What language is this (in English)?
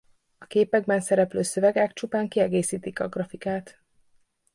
Hungarian